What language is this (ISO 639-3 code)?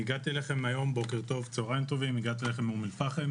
heb